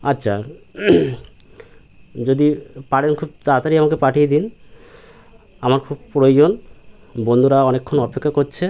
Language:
Bangla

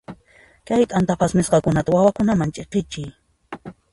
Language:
Puno Quechua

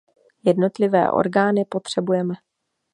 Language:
Czech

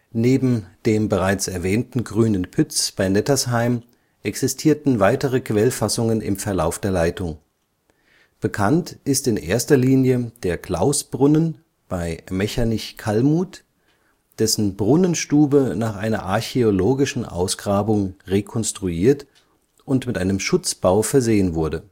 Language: German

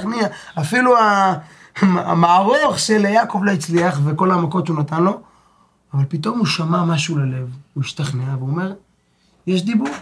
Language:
Hebrew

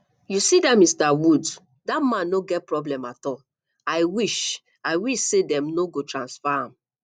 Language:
Nigerian Pidgin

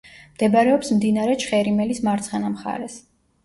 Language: Georgian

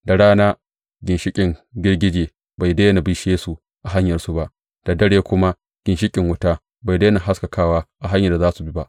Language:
Hausa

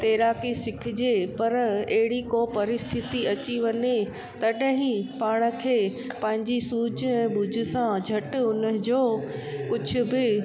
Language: Sindhi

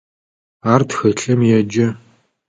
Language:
Adyghe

